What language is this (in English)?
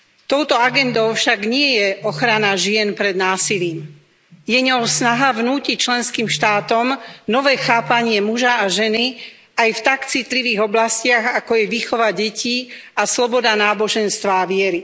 Slovak